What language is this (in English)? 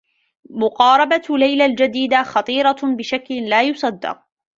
Arabic